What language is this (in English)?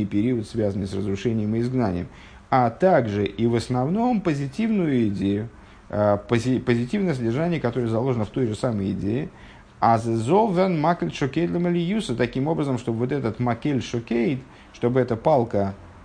Russian